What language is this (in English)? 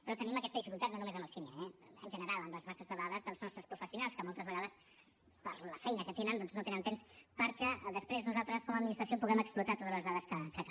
Catalan